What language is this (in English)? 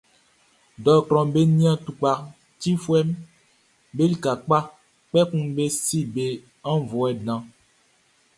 Baoulé